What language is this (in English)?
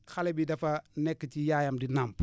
Wolof